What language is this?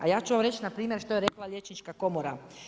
Croatian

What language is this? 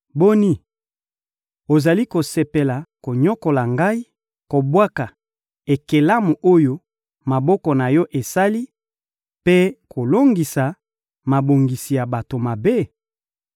Lingala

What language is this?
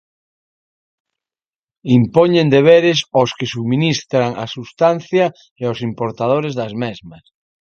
Galician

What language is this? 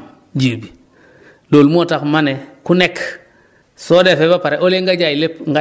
Wolof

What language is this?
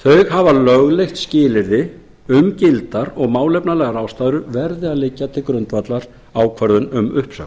Icelandic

